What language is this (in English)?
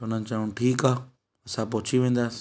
Sindhi